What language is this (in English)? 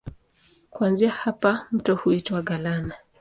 Swahili